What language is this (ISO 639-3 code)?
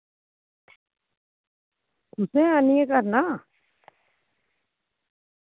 doi